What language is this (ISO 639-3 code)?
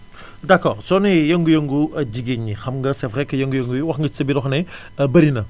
wol